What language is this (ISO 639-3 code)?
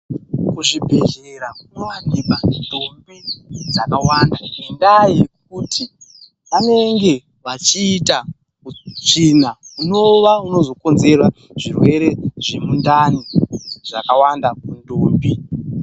ndc